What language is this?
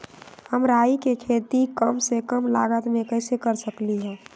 Magahi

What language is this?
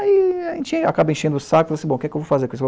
Portuguese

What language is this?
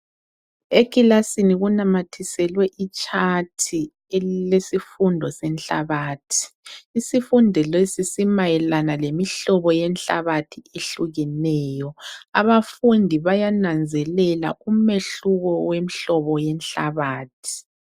North Ndebele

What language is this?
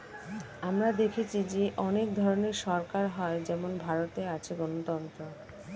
Bangla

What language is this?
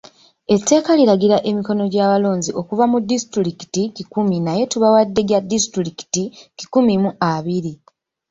Ganda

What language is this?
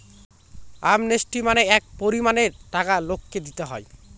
Bangla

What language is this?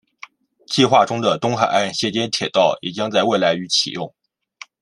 Chinese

